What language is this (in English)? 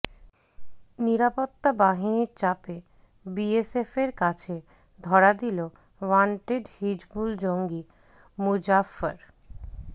Bangla